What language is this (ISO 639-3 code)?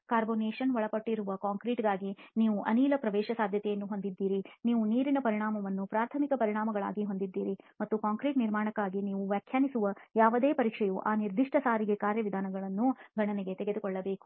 kan